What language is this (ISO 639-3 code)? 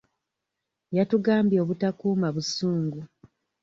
lug